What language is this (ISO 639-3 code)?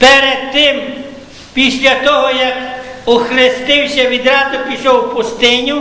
ukr